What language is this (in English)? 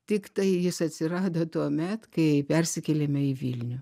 Lithuanian